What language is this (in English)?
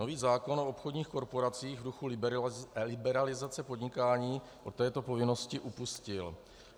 Czech